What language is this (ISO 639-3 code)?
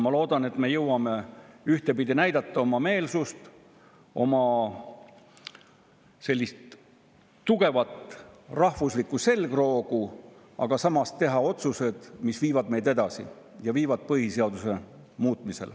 est